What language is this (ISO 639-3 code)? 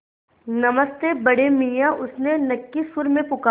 hin